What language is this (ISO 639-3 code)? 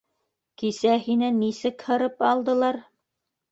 bak